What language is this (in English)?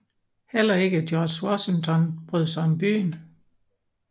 Danish